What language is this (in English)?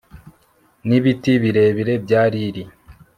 Kinyarwanda